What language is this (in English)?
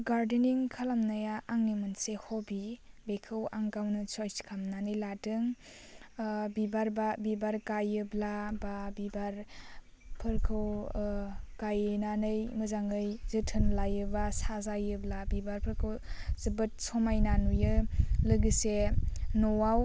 Bodo